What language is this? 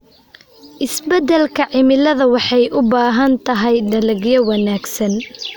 Somali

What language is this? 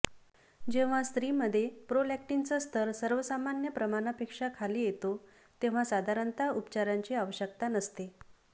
Marathi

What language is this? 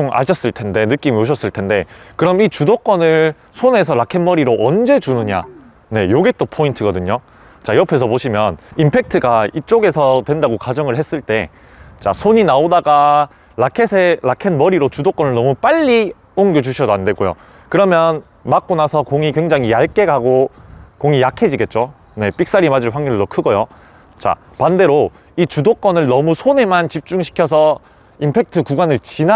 Korean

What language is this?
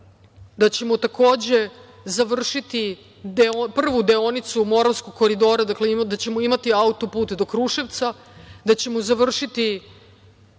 Serbian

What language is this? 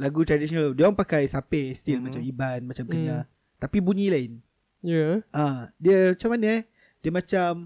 Malay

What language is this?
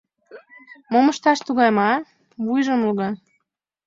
Mari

